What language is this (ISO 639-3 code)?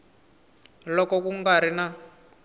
tso